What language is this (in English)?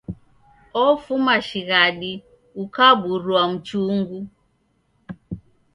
Taita